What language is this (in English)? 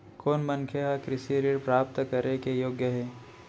Chhattisgarhi